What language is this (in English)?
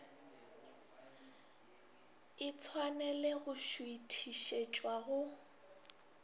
Northern Sotho